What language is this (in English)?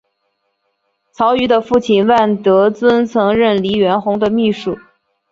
Chinese